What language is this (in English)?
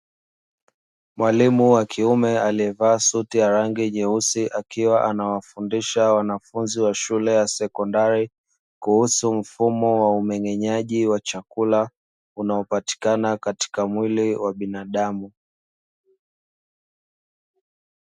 Swahili